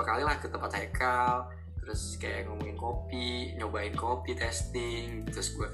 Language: Indonesian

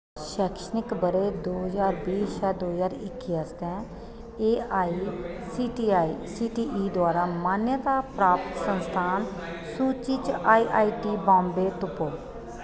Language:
Dogri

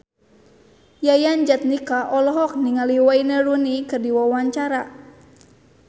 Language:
Sundanese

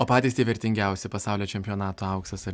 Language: Lithuanian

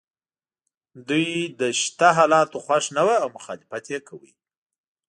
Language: Pashto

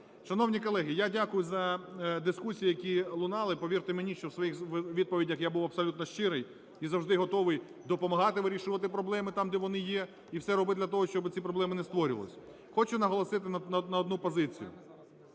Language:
Ukrainian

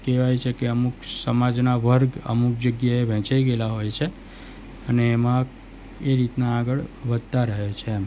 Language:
Gujarati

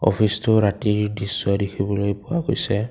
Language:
Assamese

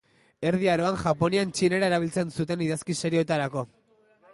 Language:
Basque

